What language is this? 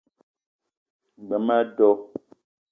Eton (Cameroon)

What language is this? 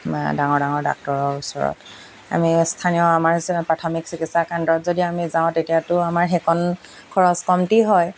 Assamese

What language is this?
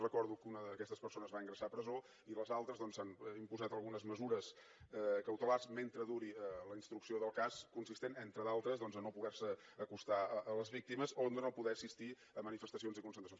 Catalan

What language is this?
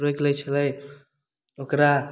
Maithili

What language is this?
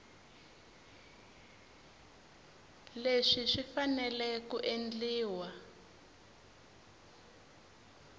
Tsonga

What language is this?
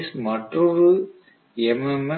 Tamil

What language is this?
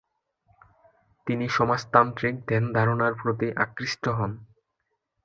Bangla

